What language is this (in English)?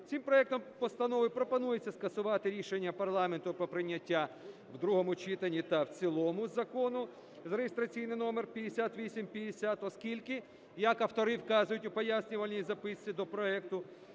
Ukrainian